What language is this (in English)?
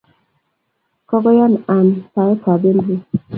Kalenjin